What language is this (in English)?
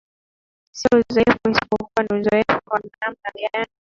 Swahili